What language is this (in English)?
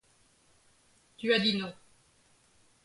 French